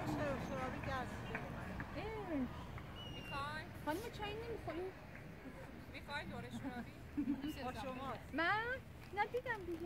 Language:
Persian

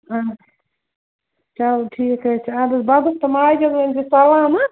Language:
Kashmiri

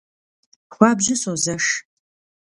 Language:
Kabardian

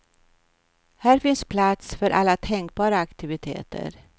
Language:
Swedish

